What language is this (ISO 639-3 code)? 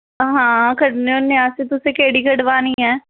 doi